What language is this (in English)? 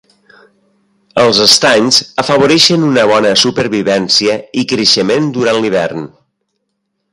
Catalan